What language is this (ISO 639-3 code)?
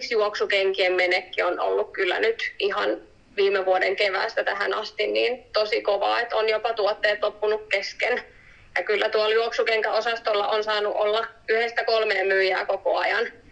fin